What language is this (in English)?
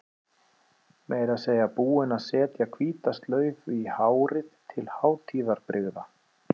Icelandic